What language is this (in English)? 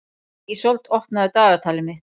Icelandic